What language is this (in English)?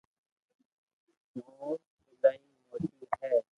Loarki